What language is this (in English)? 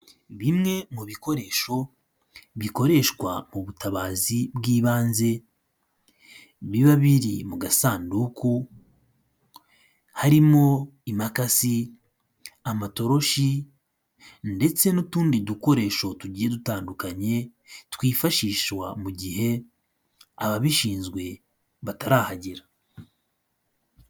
Kinyarwanda